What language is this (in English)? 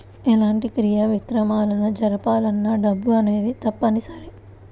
Telugu